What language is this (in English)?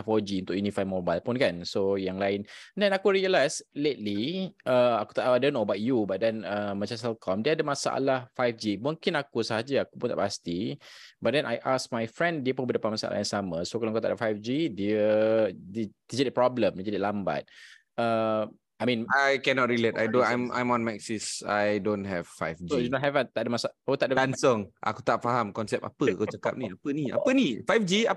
Malay